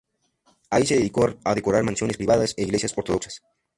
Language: Spanish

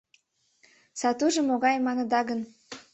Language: Mari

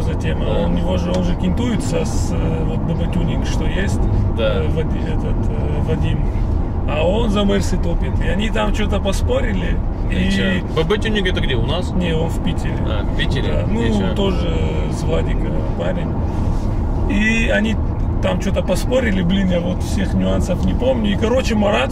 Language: Russian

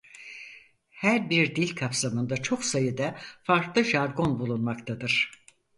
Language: Turkish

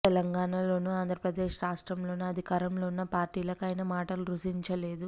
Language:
Telugu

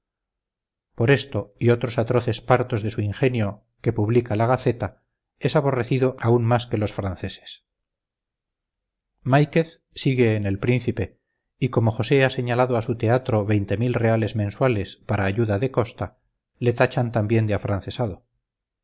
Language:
Spanish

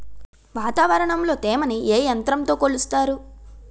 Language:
Telugu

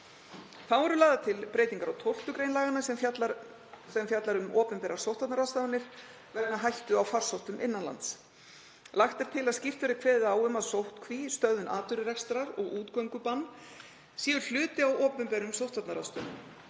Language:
Icelandic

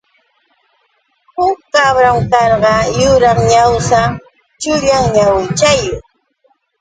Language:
Yauyos Quechua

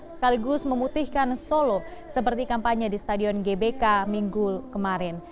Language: Indonesian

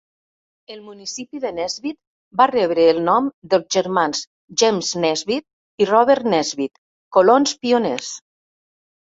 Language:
Catalan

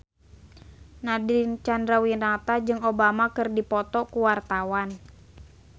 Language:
Sundanese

